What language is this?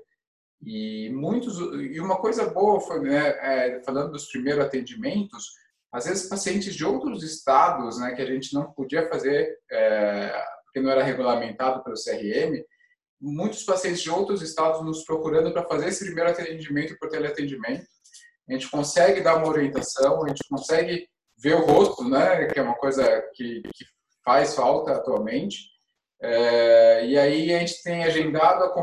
Portuguese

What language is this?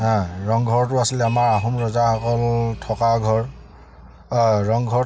Assamese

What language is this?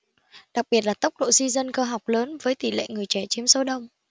Vietnamese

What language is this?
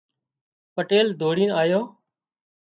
Wadiyara Koli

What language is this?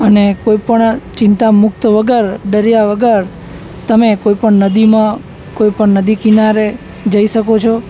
Gujarati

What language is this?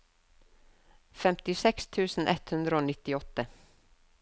Norwegian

